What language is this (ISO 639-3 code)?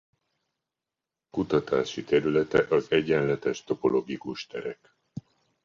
hun